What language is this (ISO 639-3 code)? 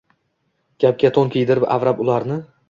uzb